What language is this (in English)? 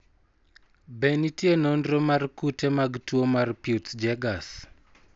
Luo (Kenya and Tanzania)